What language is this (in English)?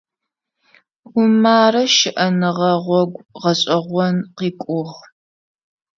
Adyghe